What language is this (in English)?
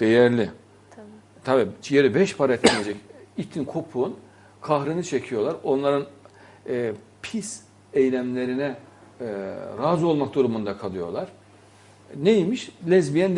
Turkish